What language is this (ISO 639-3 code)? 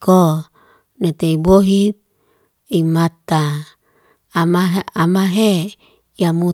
ste